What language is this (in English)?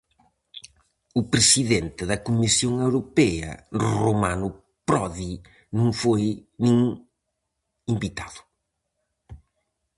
Galician